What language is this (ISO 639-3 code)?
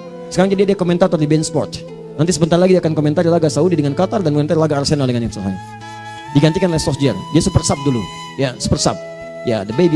ind